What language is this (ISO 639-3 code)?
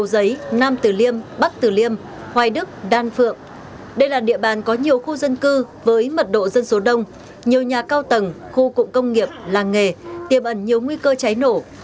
vie